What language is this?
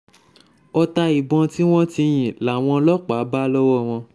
Yoruba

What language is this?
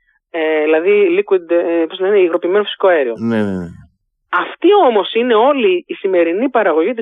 Greek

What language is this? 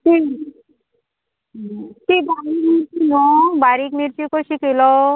Konkani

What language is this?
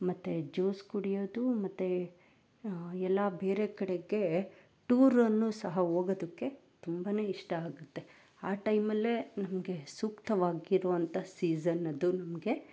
Kannada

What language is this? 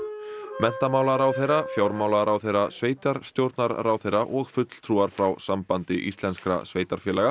Icelandic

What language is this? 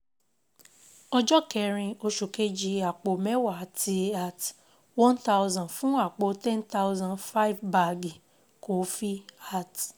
Yoruba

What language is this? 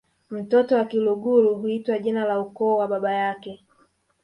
Swahili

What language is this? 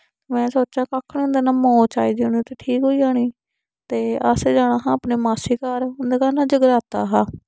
Dogri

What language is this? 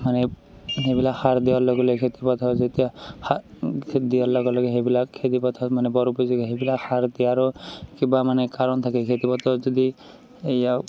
Assamese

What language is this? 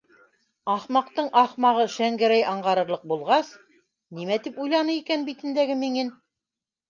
Bashkir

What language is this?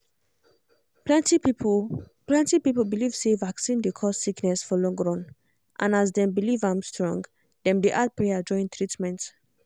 Nigerian Pidgin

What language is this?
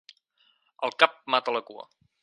Catalan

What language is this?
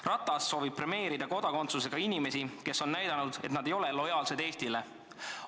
Estonian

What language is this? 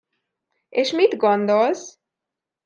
Hungarian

